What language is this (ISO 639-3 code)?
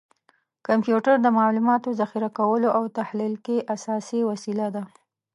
pus